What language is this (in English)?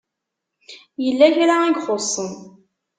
Kabyle